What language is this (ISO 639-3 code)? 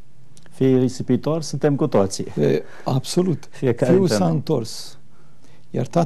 ron